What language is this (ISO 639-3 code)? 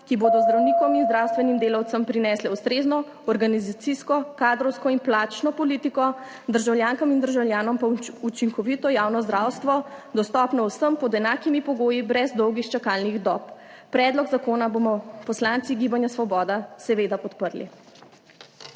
slv